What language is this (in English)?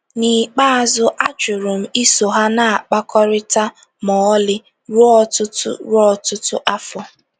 Igbo